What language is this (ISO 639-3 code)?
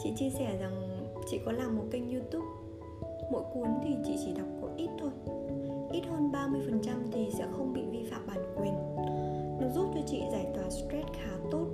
vie